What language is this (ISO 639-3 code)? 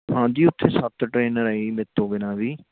pan